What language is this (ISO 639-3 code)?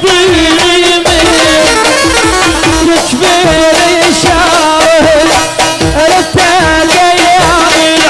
ara